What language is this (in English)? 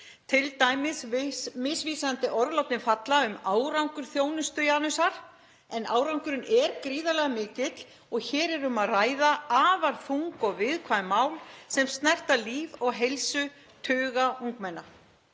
Icelandic